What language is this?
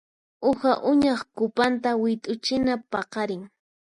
Puno Quechua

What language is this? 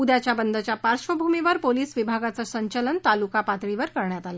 Marathi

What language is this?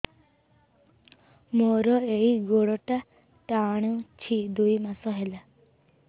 Odia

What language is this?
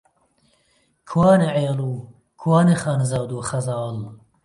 Central Kurdish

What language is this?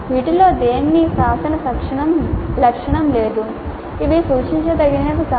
Telugu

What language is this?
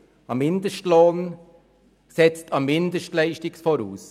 Swiss German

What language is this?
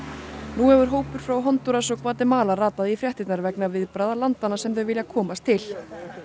Icelandic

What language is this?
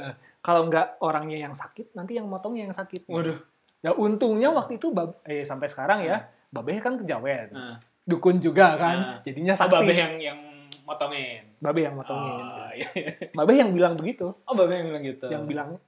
Indonesian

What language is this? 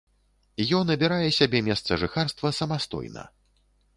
Belarusian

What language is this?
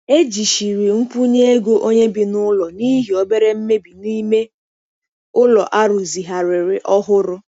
Igbo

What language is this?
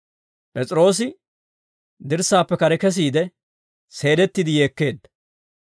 Dawro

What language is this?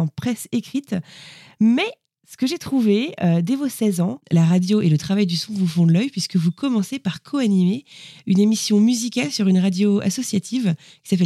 French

